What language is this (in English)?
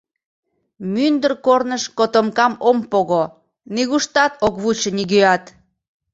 Mari